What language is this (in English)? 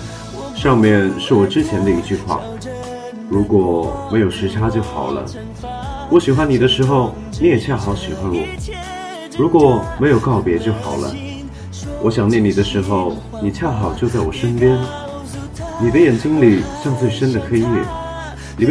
Chinese